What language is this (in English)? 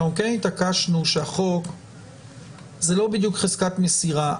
Hebrew